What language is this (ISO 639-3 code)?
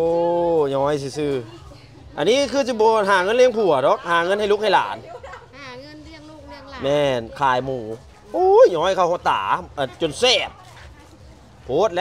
tha